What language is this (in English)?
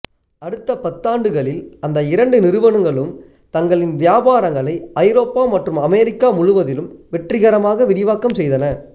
Tamil